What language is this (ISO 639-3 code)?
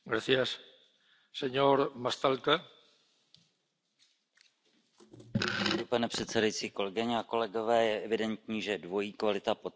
ces